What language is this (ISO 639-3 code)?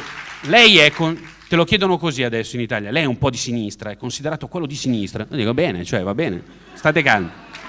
ita